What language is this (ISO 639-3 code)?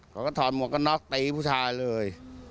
tha